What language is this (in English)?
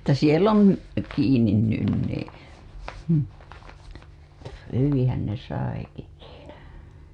Finnish